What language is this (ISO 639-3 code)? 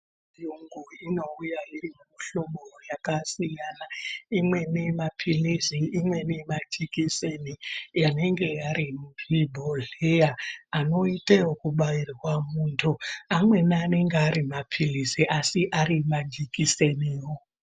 ndc